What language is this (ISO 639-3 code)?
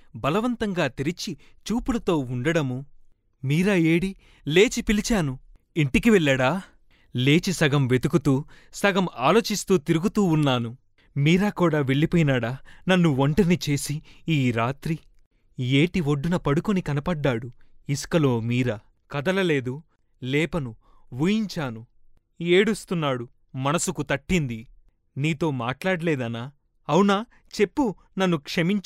tel